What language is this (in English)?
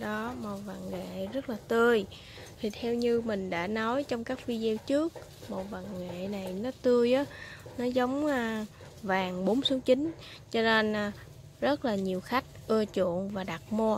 Vietnamese